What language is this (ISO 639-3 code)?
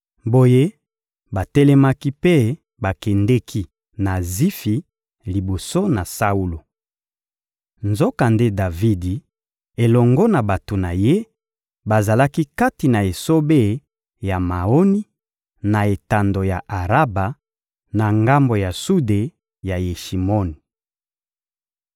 lin